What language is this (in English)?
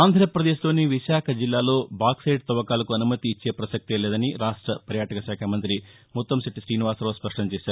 Telugu